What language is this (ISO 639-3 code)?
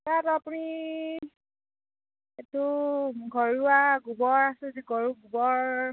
asm